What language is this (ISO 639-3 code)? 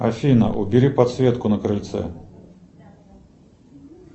rus